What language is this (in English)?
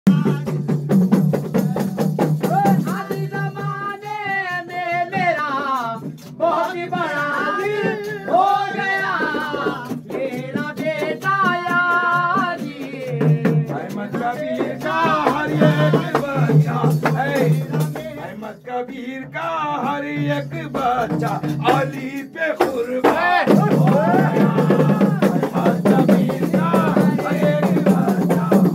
Arabic